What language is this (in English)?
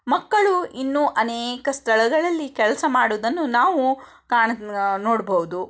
Kannada